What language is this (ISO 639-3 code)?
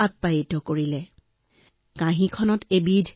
asm